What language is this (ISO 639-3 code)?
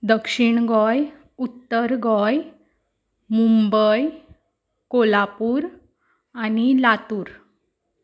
kok